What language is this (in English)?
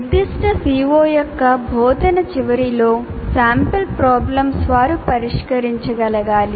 Telugu